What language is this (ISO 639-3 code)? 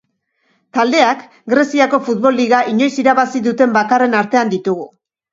eus